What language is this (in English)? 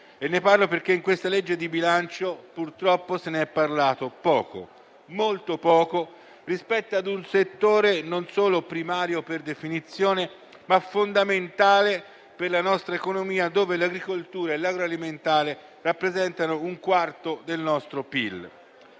Italian